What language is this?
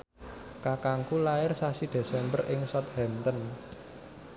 Javanese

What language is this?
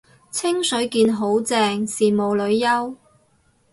Cantonese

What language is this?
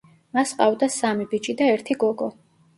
Georgian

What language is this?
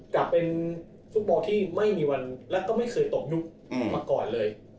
Thai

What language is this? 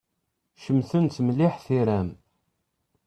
Kabyle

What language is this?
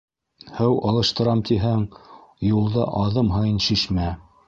Bashkir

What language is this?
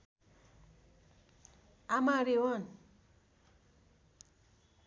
Nepali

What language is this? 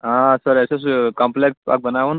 Kashmiri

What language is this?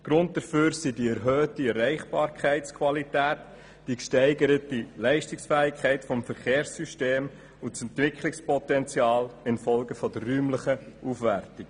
Swiss German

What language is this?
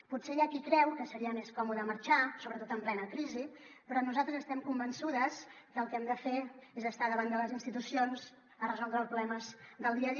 Catalan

